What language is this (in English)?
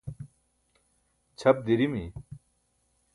Burushaski